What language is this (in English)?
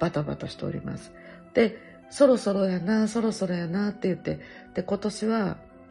Japanese